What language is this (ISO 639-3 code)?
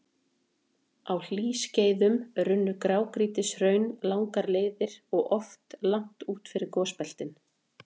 isl